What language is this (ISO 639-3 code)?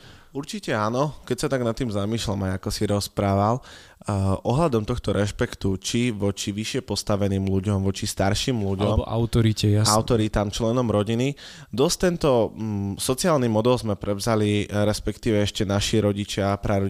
slk